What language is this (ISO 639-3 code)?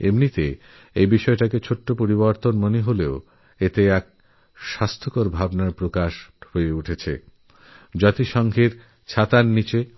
ben